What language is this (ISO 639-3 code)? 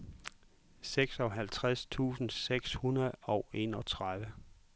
dan